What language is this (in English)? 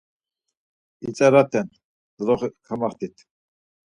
Laz